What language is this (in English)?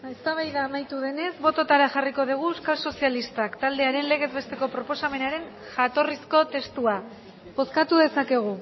Basque